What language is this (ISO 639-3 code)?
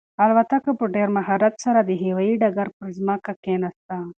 pus